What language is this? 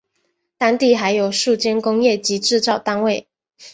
Chinese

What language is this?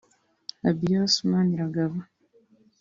Kinyarwanda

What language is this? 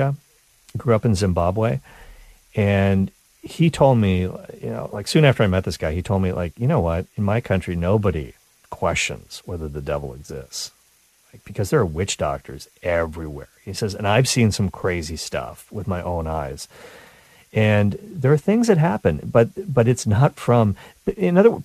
English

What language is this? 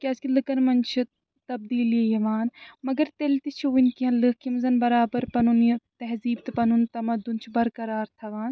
Kashmiri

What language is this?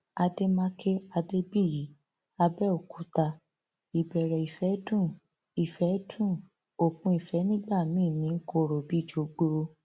Yoruba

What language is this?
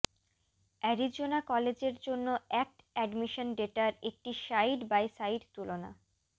Bangla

